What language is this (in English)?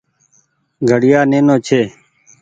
Goaria